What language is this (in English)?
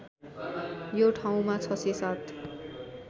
Nepali